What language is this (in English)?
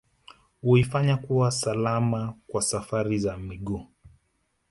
Swahili